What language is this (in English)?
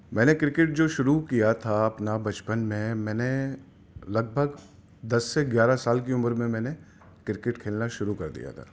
Urdu